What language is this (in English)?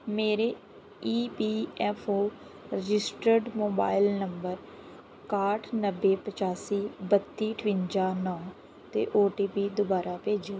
Punjabi